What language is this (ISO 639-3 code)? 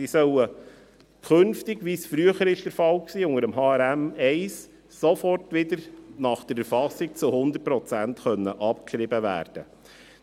gsw